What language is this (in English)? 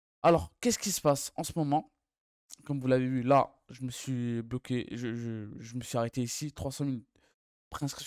French